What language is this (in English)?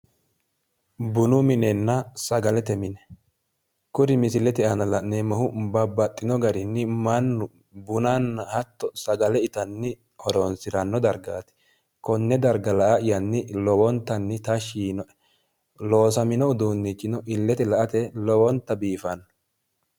Sidamo